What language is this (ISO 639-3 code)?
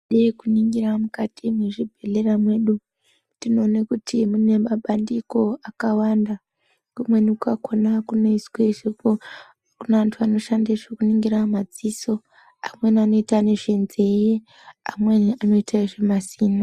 ndc